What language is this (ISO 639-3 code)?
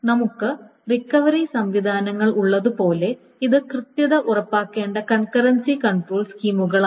mal